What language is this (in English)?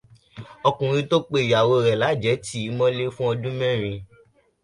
Yoruba